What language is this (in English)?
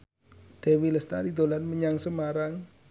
Javanese